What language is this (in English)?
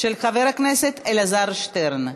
Hebrew